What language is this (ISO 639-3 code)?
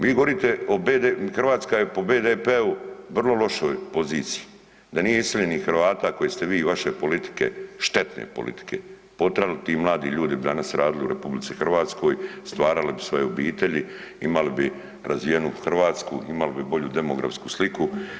hrv